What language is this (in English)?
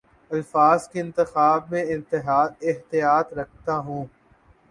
Urdu